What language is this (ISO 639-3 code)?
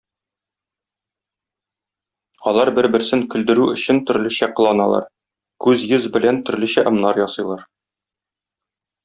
tat